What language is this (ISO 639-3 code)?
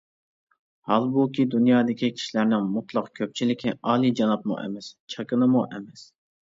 uig